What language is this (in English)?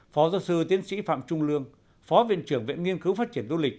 Vietnamese